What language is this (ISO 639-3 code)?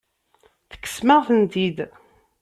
kab